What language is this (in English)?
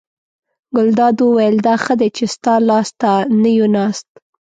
Pashto